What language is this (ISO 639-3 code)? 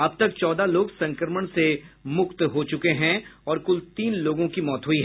hin